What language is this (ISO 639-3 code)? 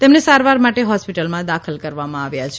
guj